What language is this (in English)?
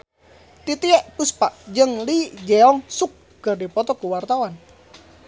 Sundanese